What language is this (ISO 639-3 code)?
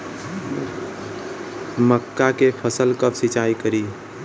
bho